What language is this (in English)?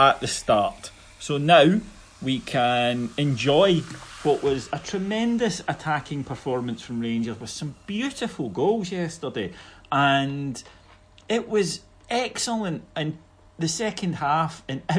English